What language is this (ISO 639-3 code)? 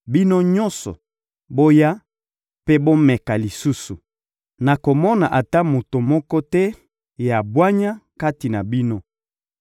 lin